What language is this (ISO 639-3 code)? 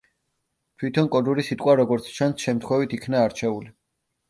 kat